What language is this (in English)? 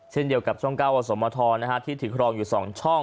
Thai